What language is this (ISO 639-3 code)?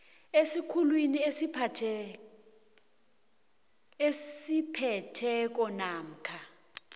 nbl